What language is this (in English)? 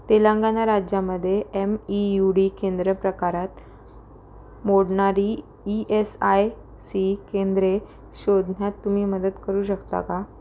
Marathi